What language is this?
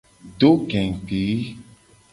Gen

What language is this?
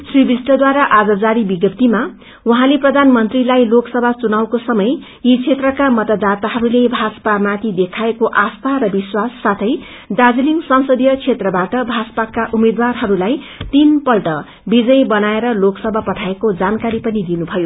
Nepali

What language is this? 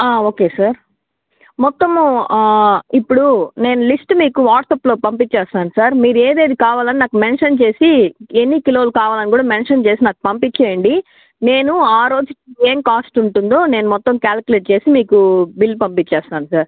Telugu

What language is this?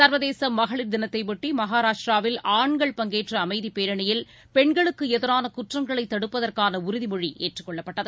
Tamil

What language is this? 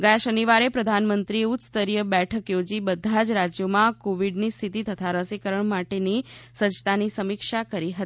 Gujarati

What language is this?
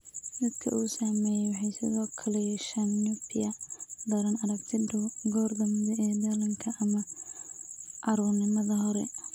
Somali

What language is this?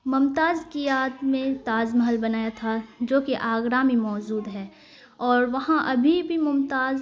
Urdu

